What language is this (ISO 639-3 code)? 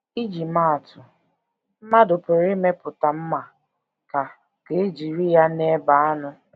ibo